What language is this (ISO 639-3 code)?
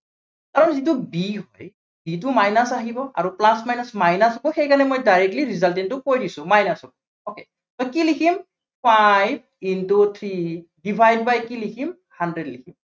asm